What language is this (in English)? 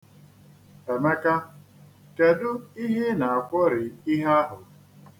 Igbo